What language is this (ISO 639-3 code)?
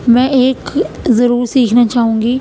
urd